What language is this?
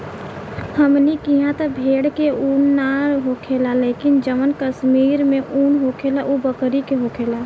Bhojpuri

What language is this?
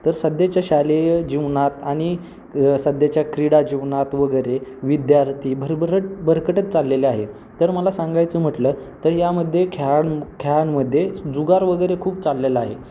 Marathi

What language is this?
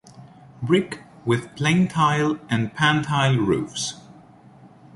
English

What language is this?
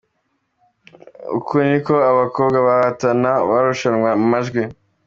Kinyarwanda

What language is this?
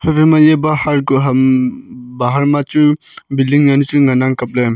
Wancho Naga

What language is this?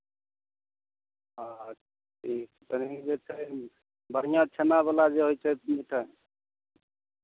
Maithili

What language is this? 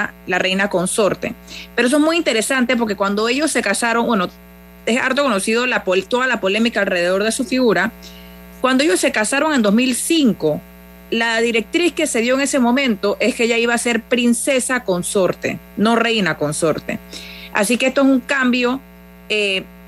Spanish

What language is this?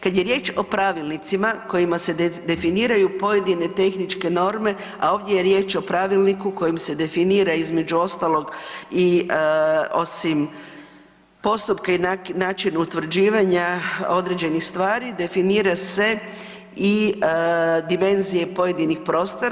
Croatian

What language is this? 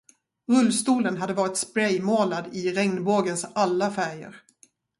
Swedish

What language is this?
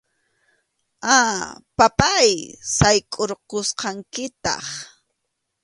Arequipa-La Unión Quechua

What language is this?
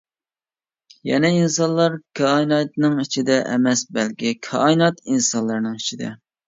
Uyghur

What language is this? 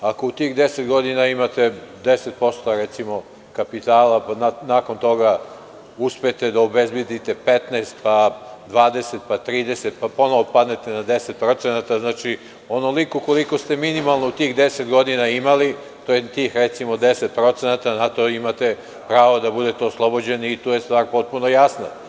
Serbian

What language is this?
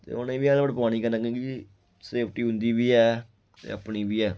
Dogri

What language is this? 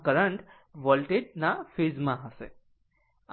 Gujarati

